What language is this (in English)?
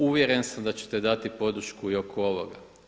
Croatian